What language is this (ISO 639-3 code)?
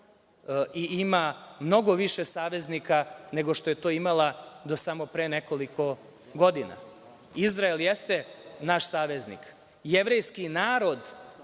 srp